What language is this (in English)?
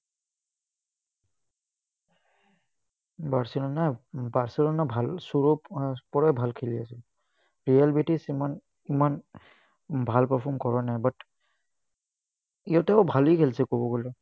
Assamese